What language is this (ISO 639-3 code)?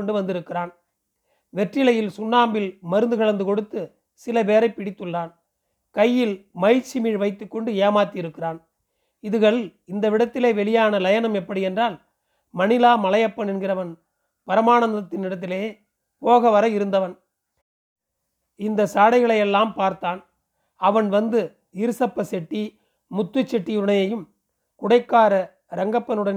tam